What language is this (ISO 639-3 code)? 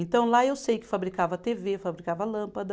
por